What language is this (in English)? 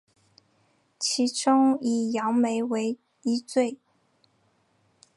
Chinese